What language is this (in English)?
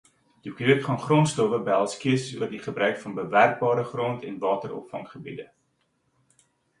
Afrikaans